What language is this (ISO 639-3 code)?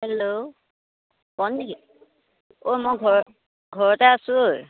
asm